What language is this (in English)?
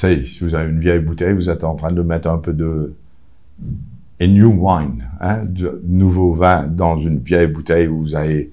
French